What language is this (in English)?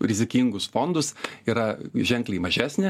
Lithuanian